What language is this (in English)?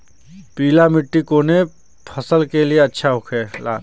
Bhojpuri